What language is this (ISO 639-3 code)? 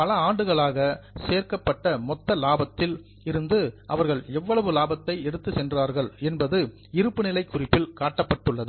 tam